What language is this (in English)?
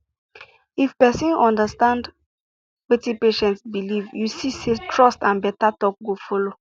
Nigerian Pidgin